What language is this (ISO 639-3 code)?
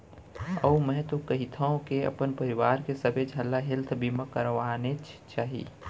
hne